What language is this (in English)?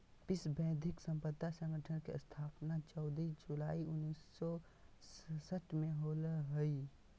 Magahi